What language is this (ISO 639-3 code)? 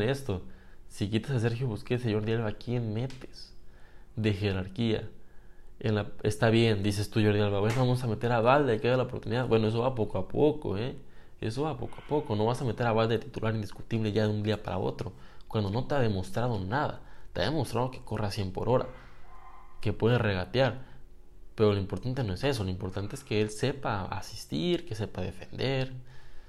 spa